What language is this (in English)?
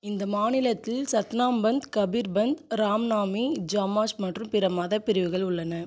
Tamil